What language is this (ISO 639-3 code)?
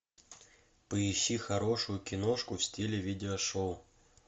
rus